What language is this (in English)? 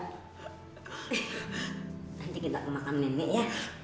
Indonesian